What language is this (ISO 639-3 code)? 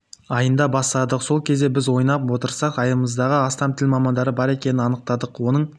kaz